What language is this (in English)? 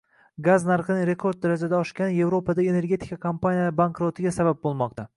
Uzbek